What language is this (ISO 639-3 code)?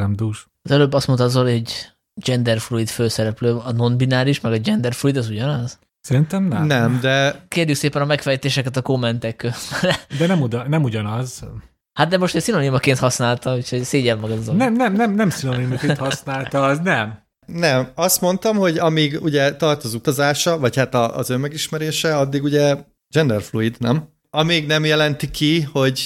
hun